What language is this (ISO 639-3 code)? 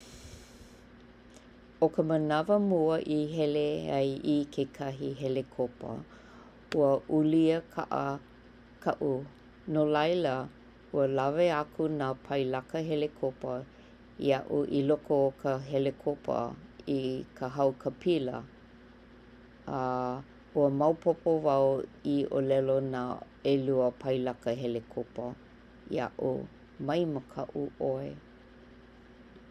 haw